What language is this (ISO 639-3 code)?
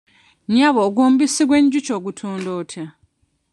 lug